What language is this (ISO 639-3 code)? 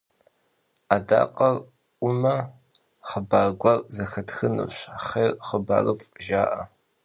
kbd